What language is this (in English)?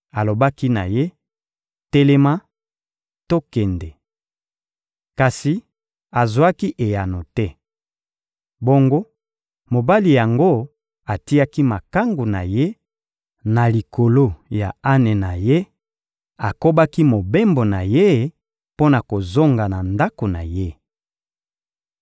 Lingala